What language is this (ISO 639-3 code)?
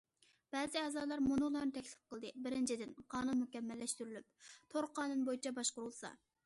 uig